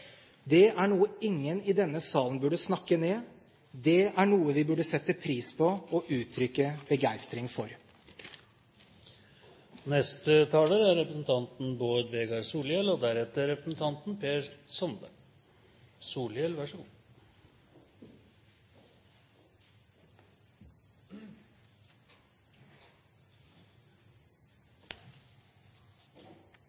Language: Norwegian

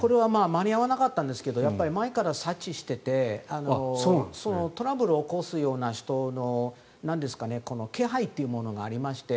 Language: Japanese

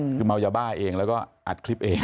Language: Thai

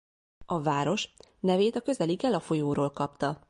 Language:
Hungarian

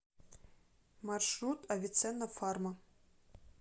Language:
Russian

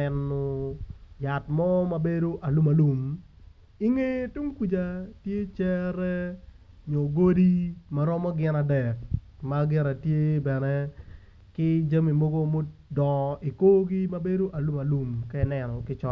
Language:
Acoli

